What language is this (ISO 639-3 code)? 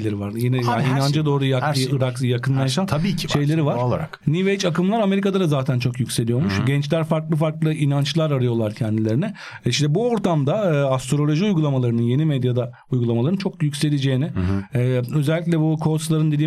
tur